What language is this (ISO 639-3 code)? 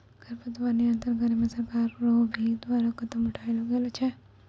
mai